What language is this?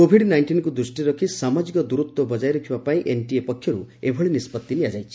Odia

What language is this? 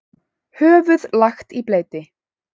Icelandic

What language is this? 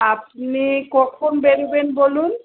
Bangla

